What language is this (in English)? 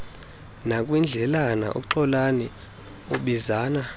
Xhosa